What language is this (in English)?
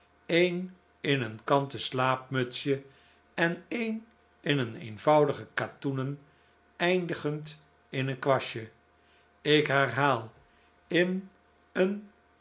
Dutch